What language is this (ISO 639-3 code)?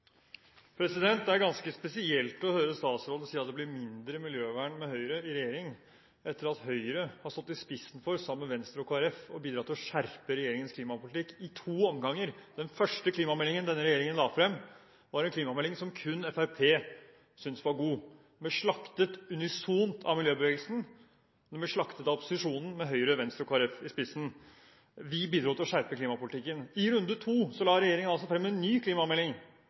nor